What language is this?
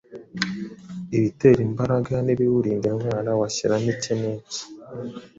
Kinyarwanda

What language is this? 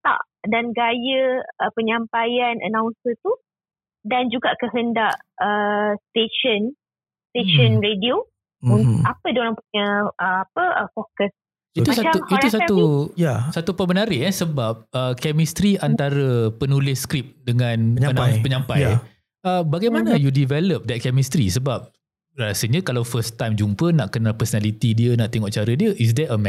Malay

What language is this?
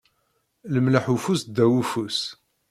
Kabyle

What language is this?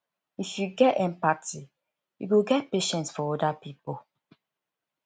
Nigerian Pidgin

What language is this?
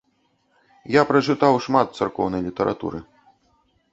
Belarusian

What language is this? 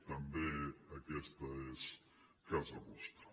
Catalan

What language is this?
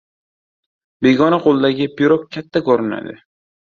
Uzbek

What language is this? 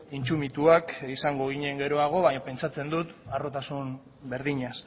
Basque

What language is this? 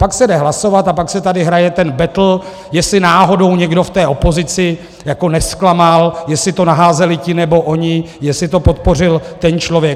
Czech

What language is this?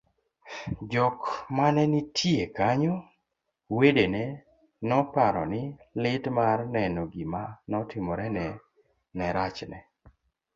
Luo (Kenya and Tanzania)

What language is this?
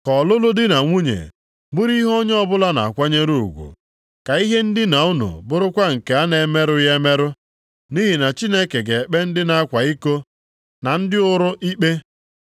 Igbo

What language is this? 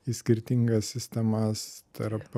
Lithuanian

